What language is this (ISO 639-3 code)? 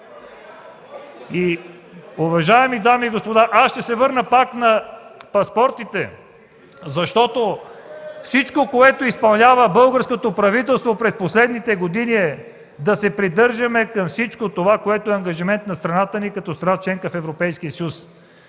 bul